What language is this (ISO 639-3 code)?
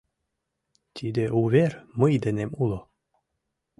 chm